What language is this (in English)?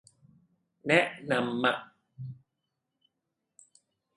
Thai